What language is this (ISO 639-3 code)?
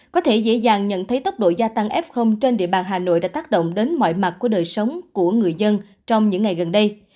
vie